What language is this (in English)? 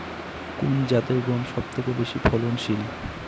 Bangla